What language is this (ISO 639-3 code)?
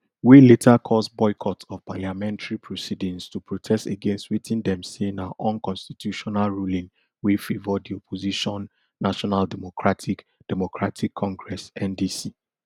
pcm